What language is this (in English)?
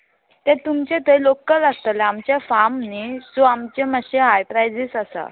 Konkani